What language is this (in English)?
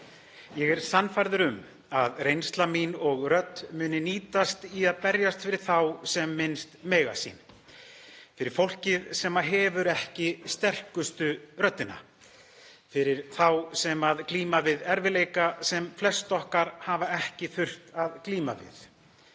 Icelandic